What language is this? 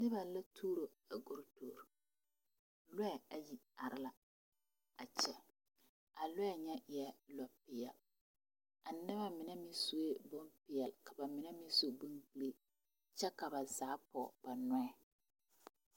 Southern Dagaare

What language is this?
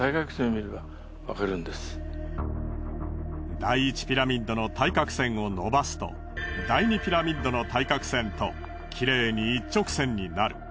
Japanese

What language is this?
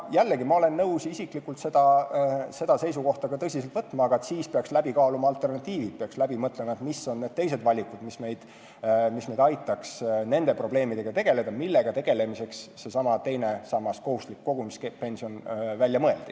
Estonian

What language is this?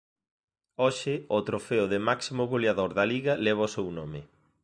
Galician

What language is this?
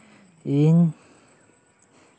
Santali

